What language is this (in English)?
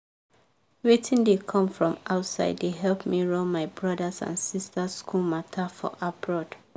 Nigerian Pidgin